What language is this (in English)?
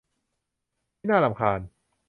Thai